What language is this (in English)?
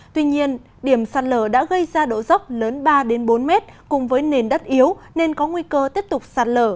Vietnamese